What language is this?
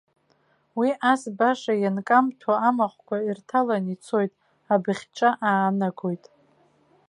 Abkhazian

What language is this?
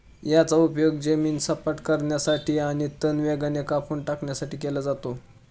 Marathi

